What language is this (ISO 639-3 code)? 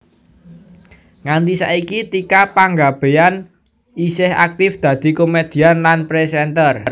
jav